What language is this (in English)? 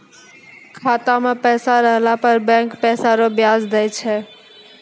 Maithili